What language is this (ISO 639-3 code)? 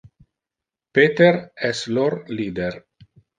ina